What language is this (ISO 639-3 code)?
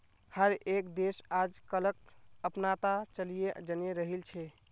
mag